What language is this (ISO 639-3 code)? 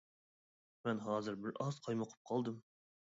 uig